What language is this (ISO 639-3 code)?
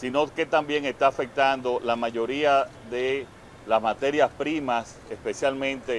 spa